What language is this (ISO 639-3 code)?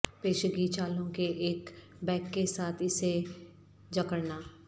urd